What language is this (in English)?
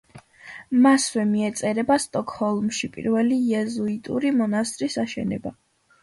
Georgian